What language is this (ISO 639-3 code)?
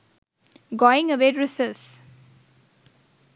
sin